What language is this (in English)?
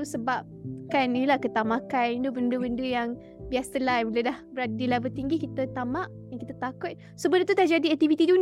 Malay